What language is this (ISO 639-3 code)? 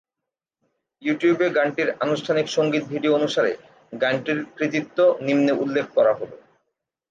ben